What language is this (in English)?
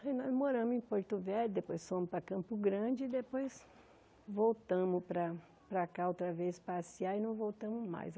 Portuguese